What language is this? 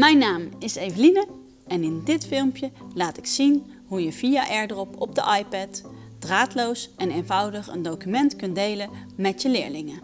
Dutch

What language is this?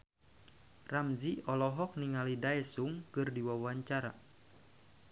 Sundanese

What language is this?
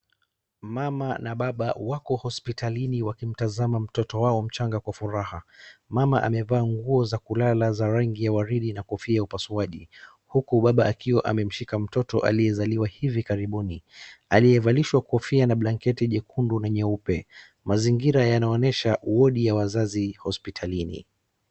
Swahili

